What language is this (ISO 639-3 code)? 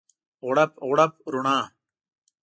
pus